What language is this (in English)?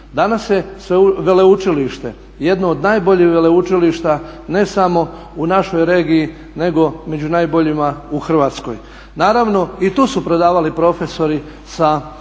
Croatian